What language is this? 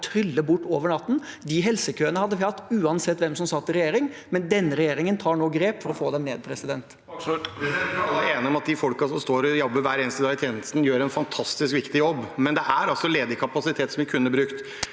Norwegian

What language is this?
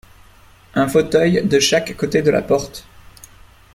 French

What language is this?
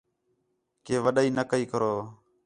Khetrani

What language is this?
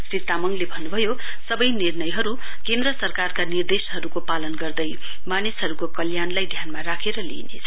Nepali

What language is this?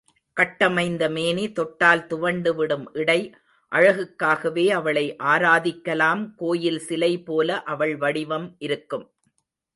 Tamil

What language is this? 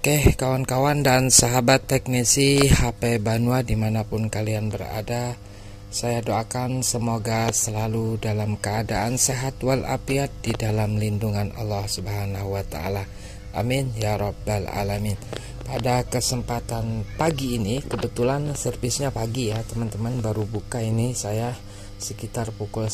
Indonesian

